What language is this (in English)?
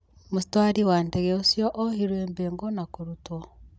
Kikuyu